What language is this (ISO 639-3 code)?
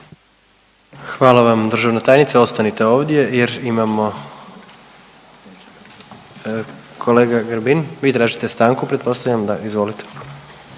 hrv